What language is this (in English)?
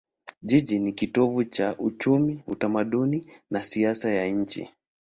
Swahili